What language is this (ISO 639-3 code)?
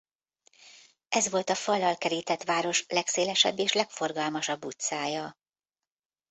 hun